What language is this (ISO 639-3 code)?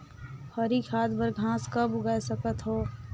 hne